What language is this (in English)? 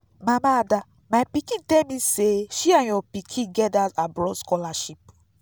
Nigerian Pidgin